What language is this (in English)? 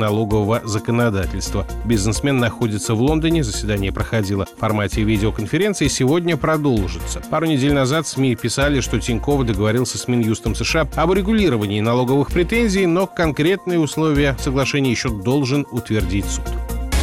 Russian